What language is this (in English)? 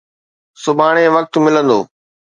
Sindhi